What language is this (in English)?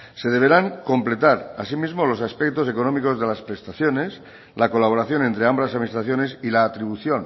Spanish